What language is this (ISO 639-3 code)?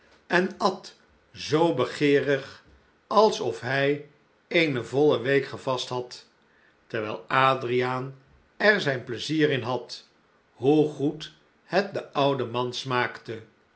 nld